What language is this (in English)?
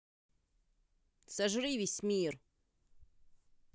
Russian